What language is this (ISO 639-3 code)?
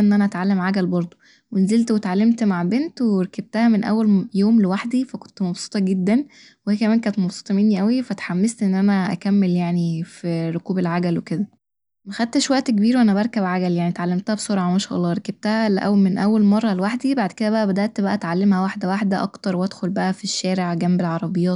arz